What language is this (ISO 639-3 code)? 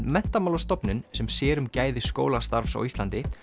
isl